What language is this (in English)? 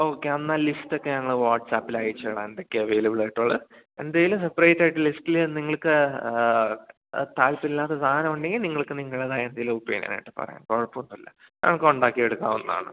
Malayalam